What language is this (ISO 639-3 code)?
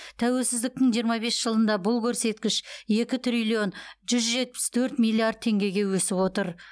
kaz